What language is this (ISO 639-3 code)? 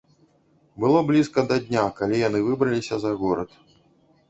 bel